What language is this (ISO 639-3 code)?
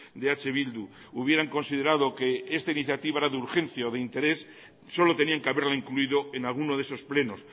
spa